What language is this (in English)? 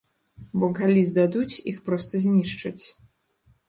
Belarusian